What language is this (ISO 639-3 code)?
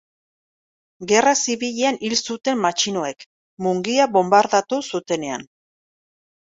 eus